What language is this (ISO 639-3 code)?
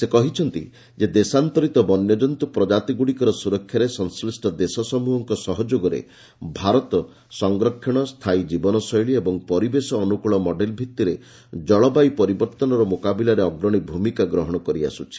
ori